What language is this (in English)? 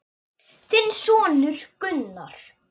Icelandic